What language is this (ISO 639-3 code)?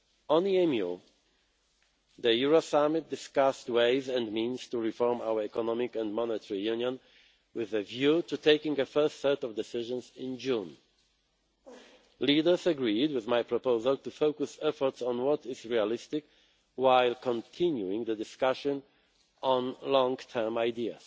eng